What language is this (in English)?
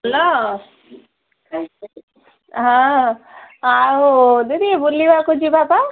Odia